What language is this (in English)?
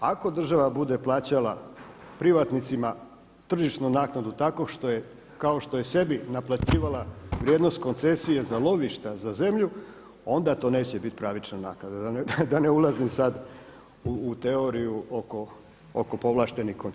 Croatian